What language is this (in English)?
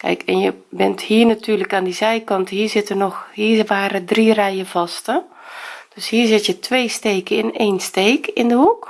Dutch